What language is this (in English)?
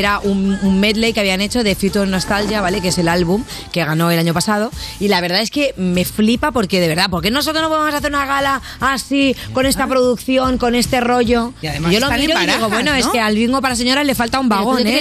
Spanish